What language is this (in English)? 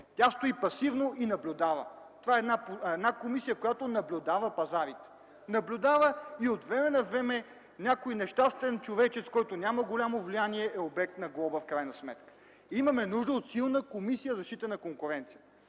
Bulgarian